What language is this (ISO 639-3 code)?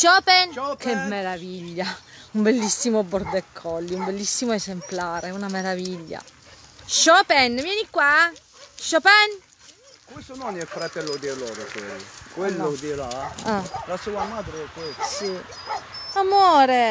ita